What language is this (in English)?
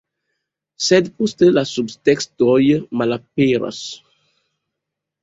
Esperanto